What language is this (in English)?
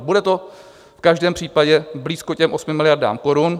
Czech